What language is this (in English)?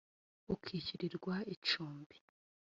Kinyarwanda